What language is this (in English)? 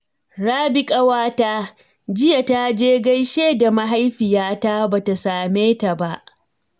Hausa